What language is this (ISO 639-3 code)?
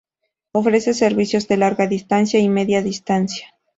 spa